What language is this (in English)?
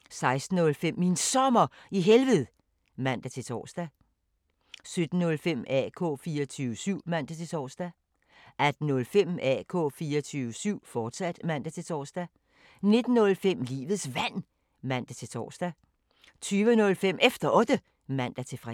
Danish